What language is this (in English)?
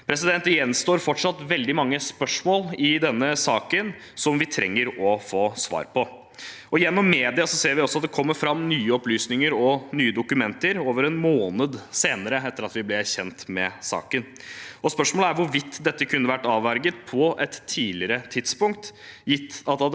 Norwegian